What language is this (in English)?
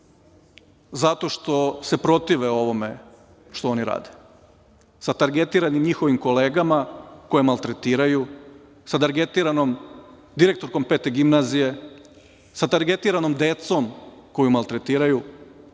Serbian